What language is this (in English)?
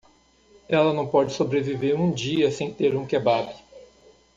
Portuguese